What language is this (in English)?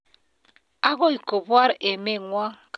Kalenjin